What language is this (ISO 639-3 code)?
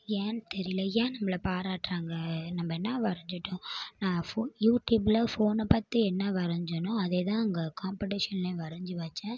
tam